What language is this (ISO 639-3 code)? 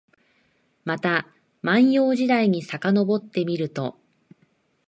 jpn